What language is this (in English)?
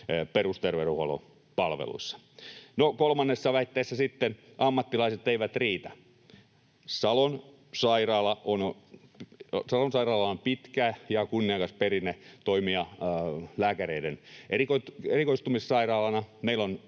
Finnish